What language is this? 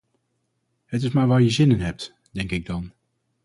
Dutch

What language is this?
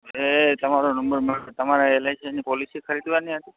Gujarati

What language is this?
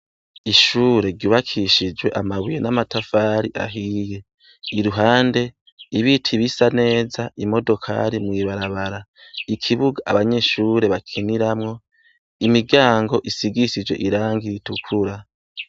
Rundi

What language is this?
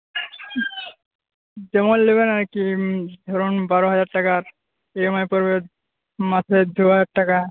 Bangla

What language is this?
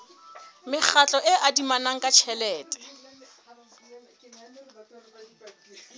Southern Sotho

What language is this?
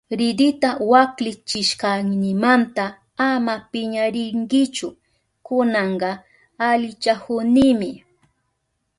Southern Pastaza Quechua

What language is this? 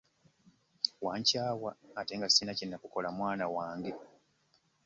Ganda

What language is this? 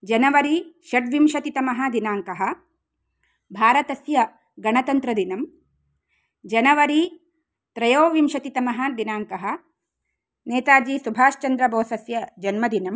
Sanskrit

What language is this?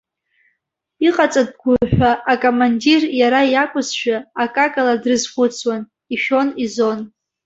Abkhazian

